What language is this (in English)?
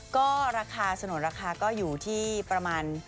Thai